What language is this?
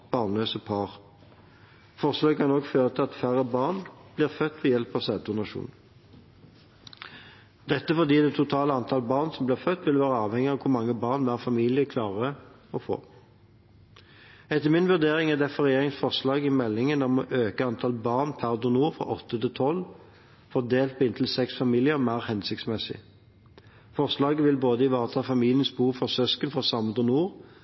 Norwegian Bokmål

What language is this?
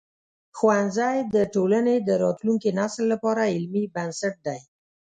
Pashto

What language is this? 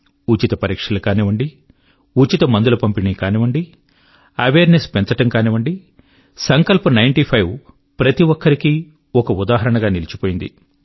Telugu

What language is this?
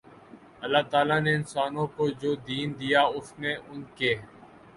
Urdu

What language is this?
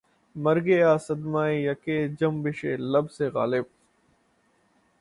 Urdu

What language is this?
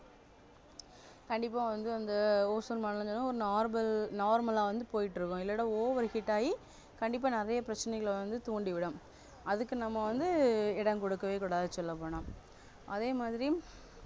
Tamil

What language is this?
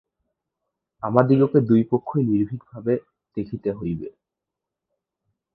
Bangla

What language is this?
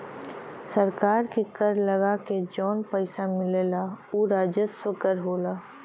Bhojpuri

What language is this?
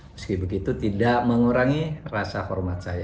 Indonesian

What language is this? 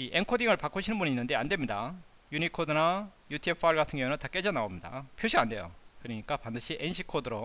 Korean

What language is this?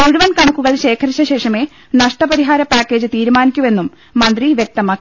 Malayalam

